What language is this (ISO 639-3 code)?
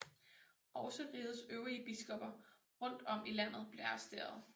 dan